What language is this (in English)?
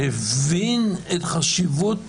Hebrew